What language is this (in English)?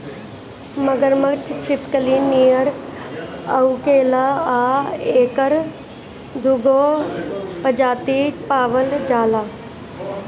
Bhojpuri